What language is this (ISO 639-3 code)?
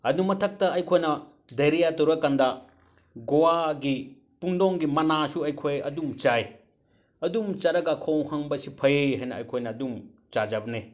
mni